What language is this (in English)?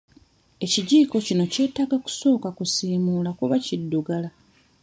Ganda